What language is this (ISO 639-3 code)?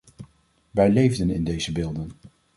nld